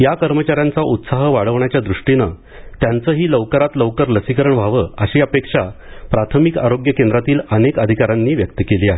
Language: Marathi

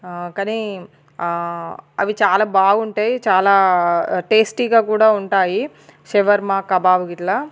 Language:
Telugu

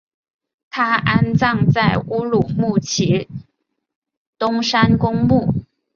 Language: Chinese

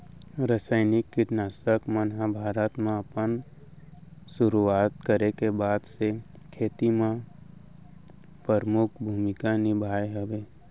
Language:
Chhattisgarhi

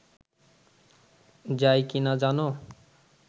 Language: Bangla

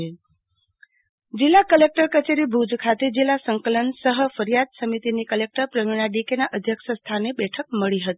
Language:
Gujarati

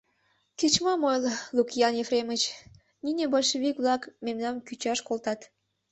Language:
Mari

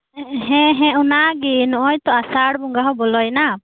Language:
Santali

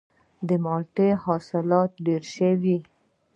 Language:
Pashto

